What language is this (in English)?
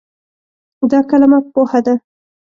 Pashto